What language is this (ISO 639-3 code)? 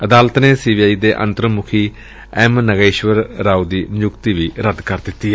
pan